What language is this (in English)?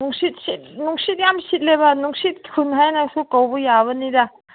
Manipuri